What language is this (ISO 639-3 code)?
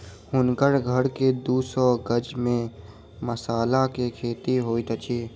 mai